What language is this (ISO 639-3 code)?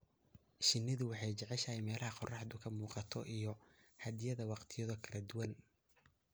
som